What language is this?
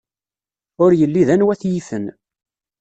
Kabyle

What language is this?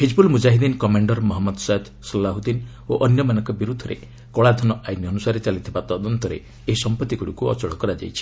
Odia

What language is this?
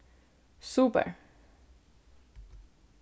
Faroese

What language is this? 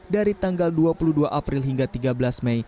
Indonesian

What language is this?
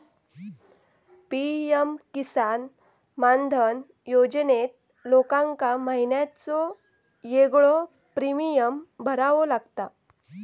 Marathi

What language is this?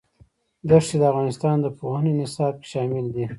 Pashto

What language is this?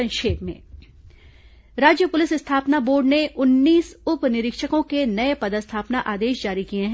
Hindi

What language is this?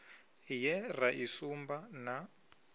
Venda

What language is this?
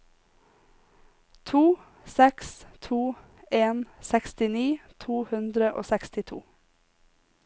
Norwegian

